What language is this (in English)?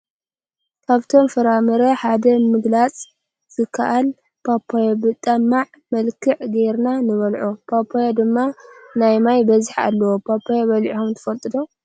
Tigrinya